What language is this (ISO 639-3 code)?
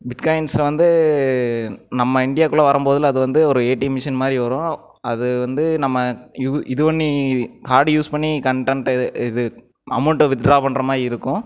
tam